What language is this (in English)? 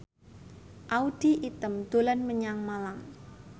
Javanese